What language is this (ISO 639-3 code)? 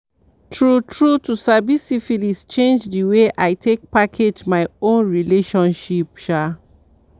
pcm